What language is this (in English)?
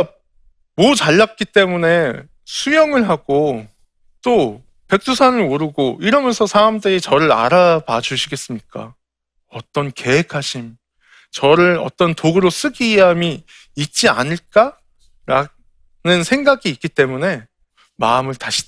Korean